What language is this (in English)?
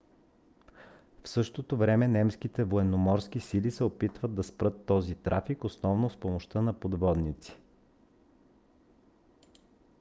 Bulgarian